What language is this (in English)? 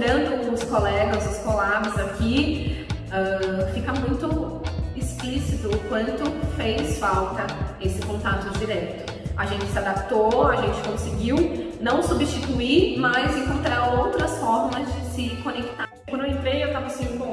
Portuguese